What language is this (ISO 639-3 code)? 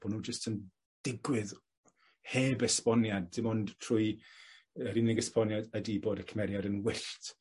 cym